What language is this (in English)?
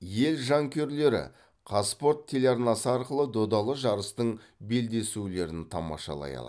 Kazakh